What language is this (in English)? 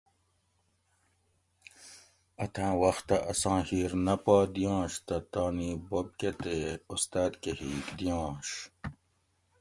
Gawri